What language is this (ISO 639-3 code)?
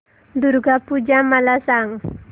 mar